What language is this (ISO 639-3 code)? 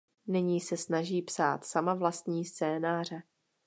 ces